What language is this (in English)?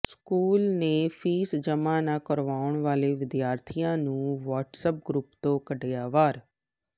Punjabi